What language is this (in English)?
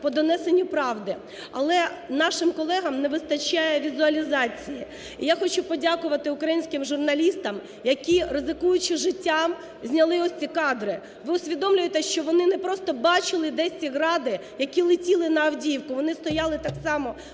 Ukrainian